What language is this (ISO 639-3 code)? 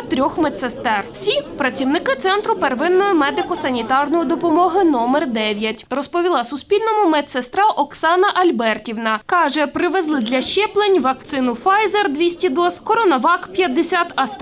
ukr